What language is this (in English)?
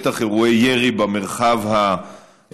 Hebrew